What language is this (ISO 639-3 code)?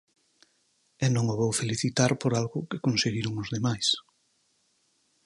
glg